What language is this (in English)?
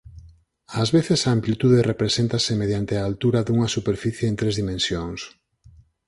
Galician